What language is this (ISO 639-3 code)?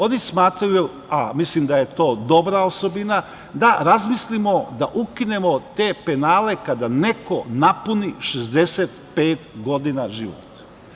srp